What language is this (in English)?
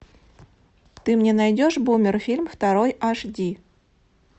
Russian